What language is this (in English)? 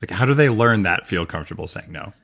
English